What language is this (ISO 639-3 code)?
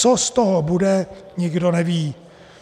ces